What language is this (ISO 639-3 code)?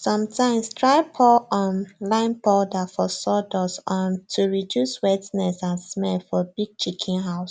pcm